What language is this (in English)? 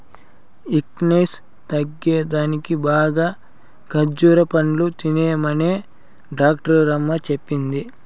Telugu